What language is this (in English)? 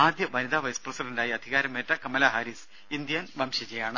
Malayalam